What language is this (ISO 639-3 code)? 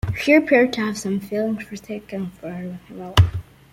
eng